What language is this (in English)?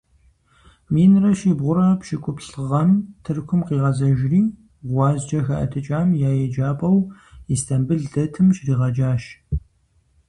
Kabardian